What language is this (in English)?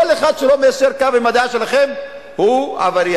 Hebrew